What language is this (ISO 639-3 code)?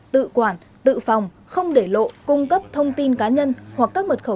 vie